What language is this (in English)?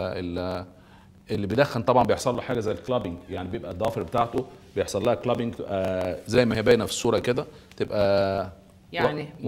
Arabic